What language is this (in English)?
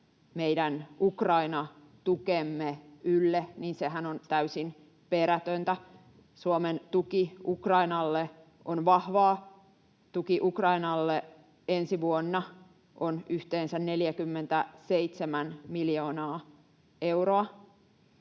Finnish